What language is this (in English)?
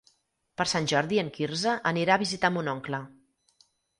Catalan